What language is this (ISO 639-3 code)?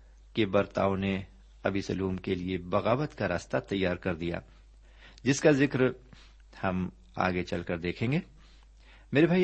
urd